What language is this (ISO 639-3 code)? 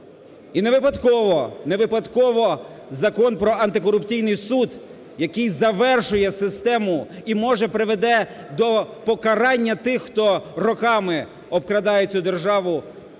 ukr